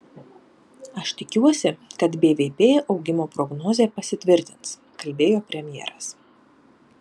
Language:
Lithuanian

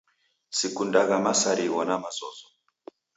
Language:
Taita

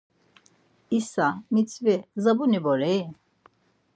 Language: Laz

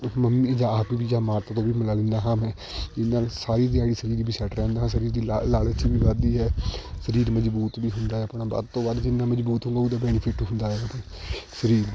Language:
Punjabi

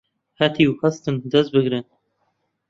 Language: Central Kurdish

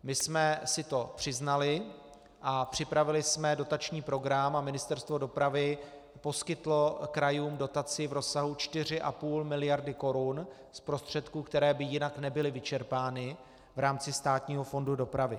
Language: Czech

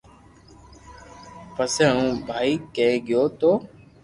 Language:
Loarki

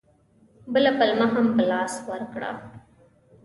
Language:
Pashto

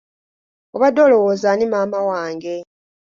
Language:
Ganda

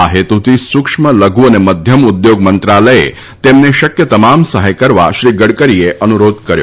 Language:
Gujarati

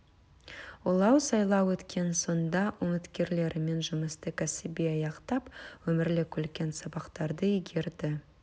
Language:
Kazakh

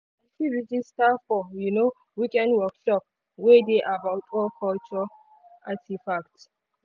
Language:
Nigerian Pidgin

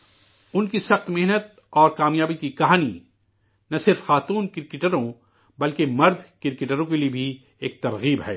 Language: Urdu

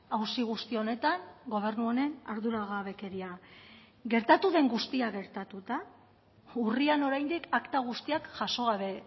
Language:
Basque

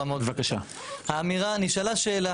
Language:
Hebrew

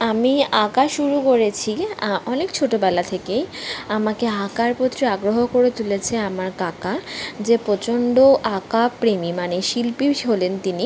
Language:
Bangla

